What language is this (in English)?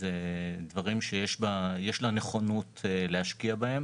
Hebrew